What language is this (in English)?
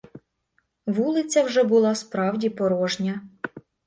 Ukrainian